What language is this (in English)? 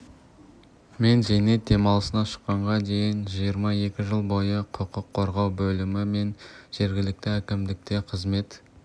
Kazakh